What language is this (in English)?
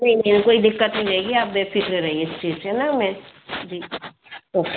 Hindi